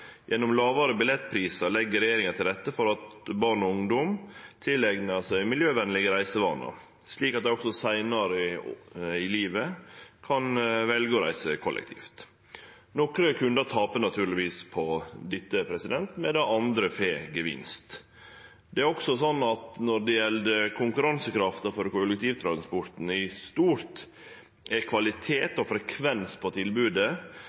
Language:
Norwegian Nynorsk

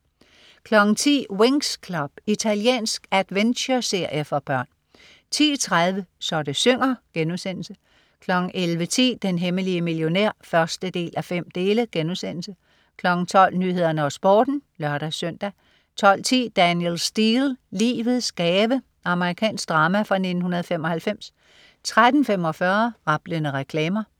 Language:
Danish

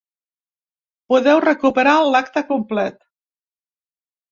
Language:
Catalan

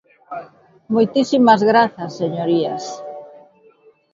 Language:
Galician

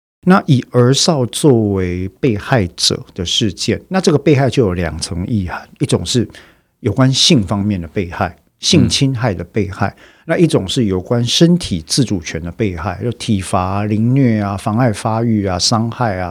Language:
Chinese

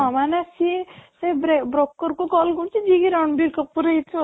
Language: Odia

